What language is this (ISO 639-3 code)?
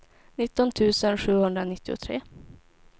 swe